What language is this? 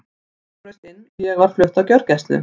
Icelandic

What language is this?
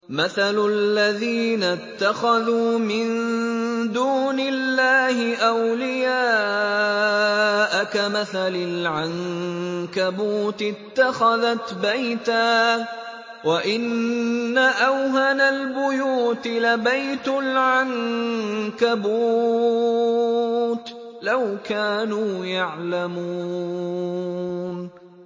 Arabic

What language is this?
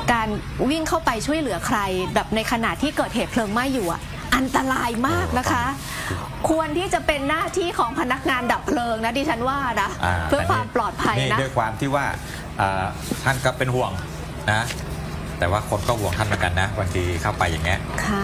Thai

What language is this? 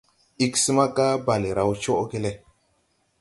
Tupuri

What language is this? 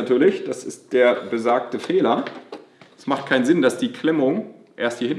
German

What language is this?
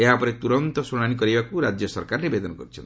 Odia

